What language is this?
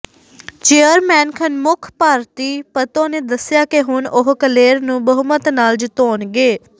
Punjabi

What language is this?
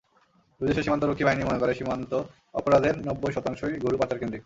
Bangla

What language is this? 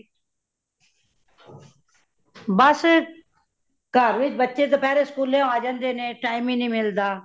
Punjabi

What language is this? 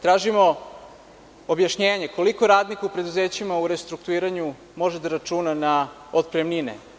Serbian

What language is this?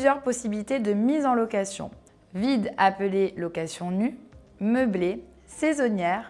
French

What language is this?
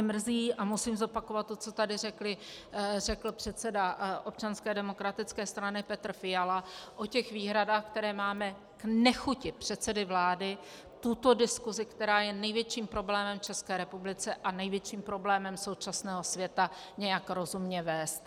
Czech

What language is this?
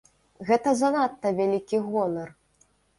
Belarusian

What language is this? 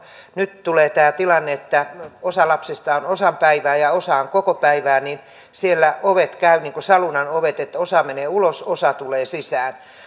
Finnish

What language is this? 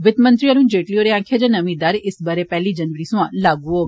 Dogri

